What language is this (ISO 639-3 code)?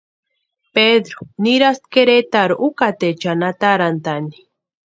pua